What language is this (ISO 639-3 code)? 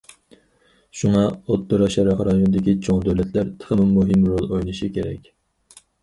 uig